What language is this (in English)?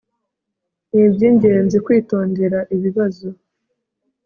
Kinyarwanda